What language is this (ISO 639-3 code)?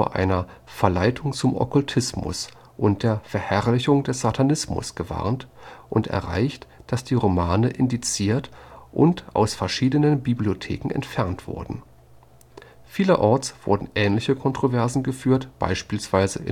deu